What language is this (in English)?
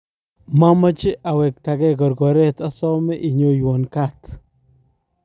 Kalenjin